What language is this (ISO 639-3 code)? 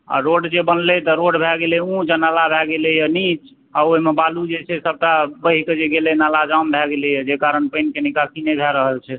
mai